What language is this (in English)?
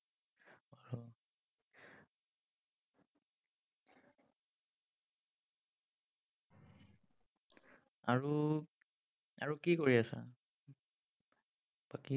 Assamese